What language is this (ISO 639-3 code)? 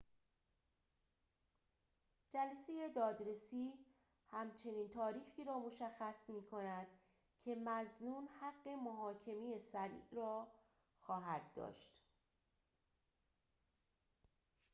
fas